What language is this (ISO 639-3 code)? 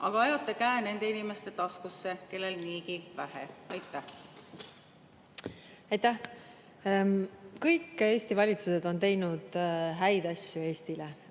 est